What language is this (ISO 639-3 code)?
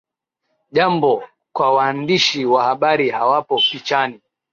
swa